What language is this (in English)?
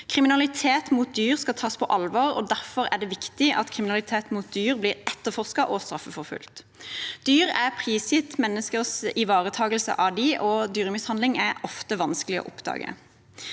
Norwegian